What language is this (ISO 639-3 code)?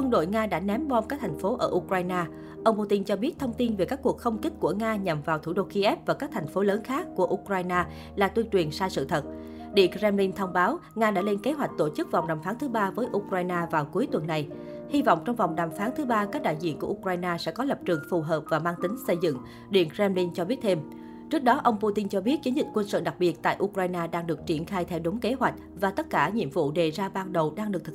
vie